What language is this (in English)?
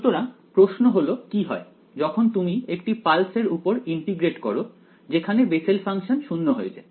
Bangla